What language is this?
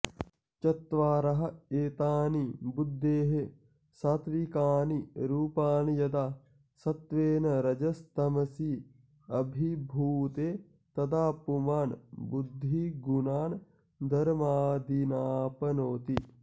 Sanskrit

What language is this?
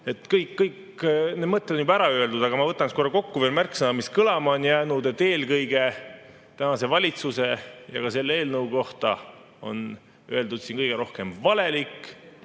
Estonian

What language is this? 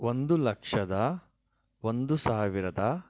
Kannada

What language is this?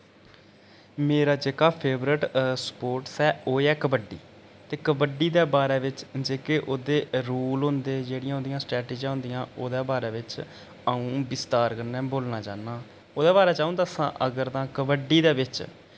Dogri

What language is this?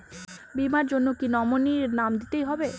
Bangla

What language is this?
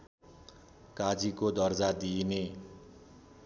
Nepali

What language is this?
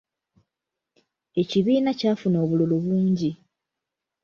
Ganda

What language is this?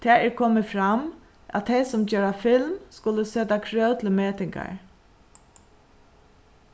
Faroese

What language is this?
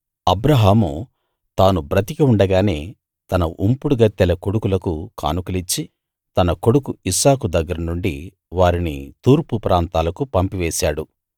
Telugu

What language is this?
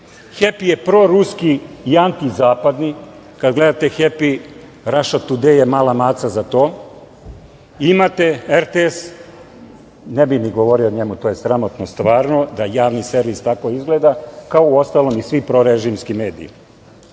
Serbian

